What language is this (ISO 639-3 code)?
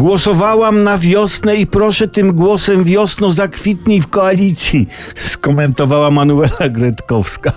pol